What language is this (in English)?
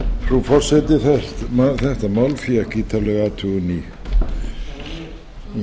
Icelandic